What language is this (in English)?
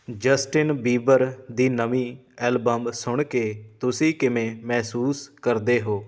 Punjabi